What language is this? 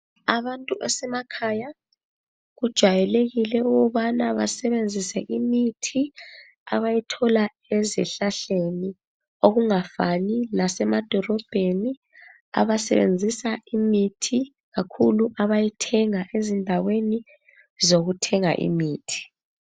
North Ndebele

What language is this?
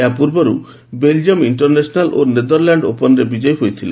Odia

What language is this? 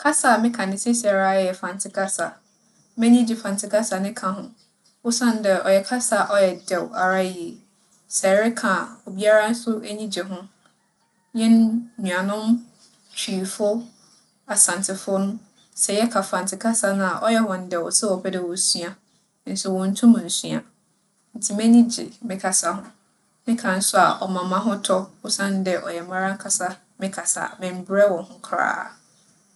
Akan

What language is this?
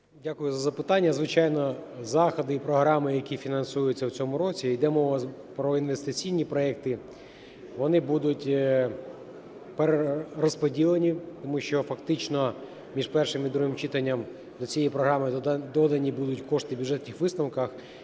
Ukrainian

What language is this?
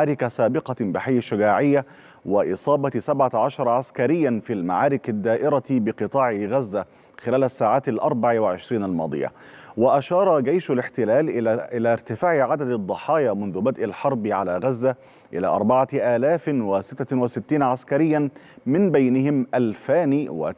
Arabic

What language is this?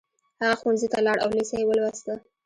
Pashto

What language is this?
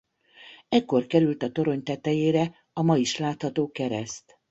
Hungarian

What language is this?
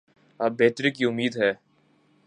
Urdu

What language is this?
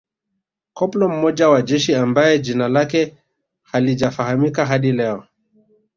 Swahili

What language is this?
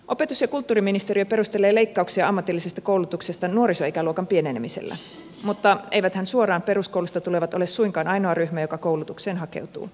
Finnish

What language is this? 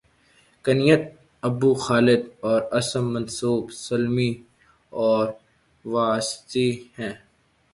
Urdu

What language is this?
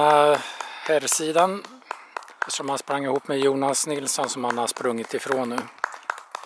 Swedish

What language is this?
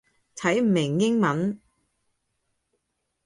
Cantonese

